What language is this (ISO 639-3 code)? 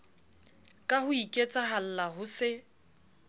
sot